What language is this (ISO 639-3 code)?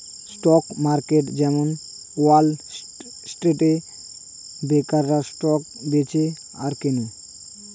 ben